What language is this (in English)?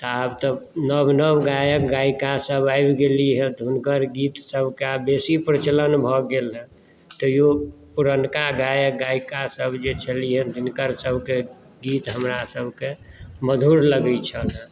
Maithili